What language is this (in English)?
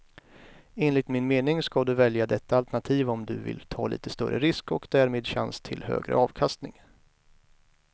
Swedish